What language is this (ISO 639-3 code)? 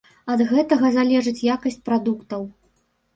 bel